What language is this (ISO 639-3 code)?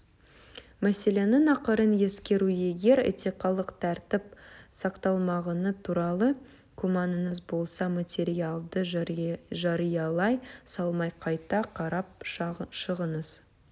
kaz